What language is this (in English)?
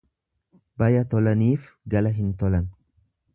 Oromo